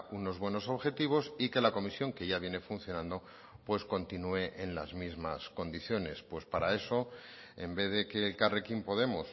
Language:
Spanish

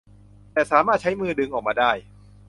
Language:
Thai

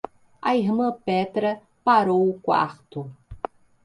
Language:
Portuguese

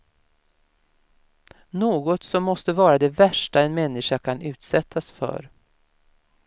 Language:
Swedish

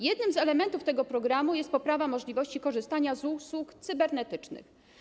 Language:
Polish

